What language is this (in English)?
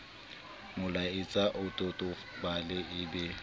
Southern Sotho